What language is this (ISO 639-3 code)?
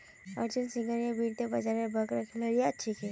mag